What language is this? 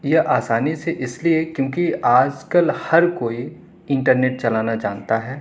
Urdu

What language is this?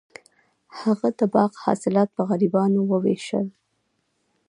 Pashto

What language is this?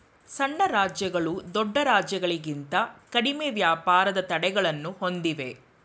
Kannada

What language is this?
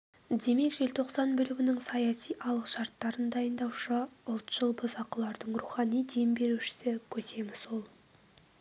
Kazakh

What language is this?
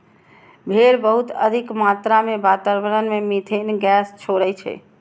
Maithili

